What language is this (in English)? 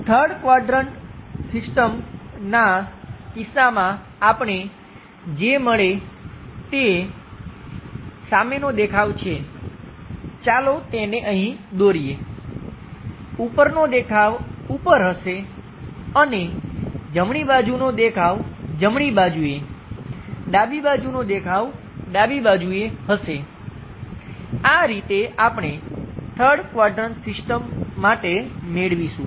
Gujarati